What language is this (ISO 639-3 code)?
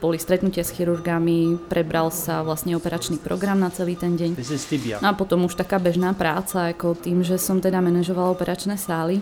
ces